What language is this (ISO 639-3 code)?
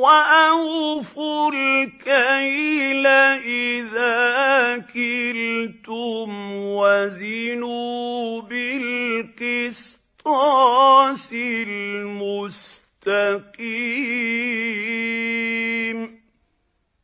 ara